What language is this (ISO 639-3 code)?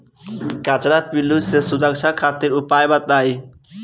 bho